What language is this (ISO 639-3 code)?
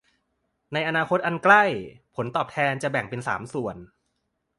tha